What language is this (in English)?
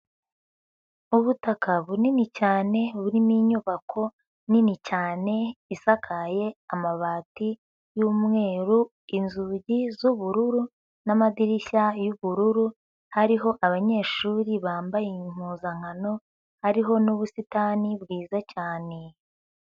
Kinyarwanda